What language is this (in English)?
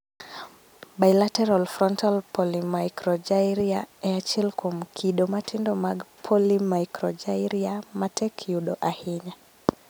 Luo (Kenya and Tanzania)